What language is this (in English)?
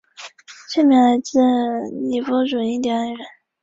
Chinese